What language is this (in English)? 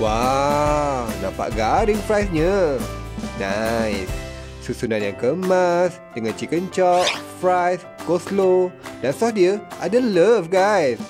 Malay